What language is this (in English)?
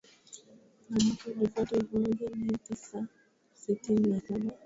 Swahili